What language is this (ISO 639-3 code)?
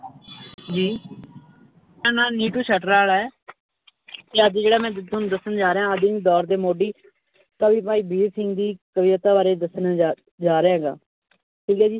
pan